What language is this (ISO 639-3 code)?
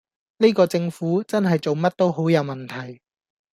yue